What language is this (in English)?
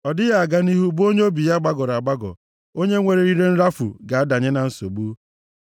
Igbo